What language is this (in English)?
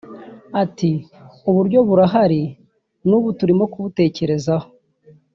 Kinyarwanda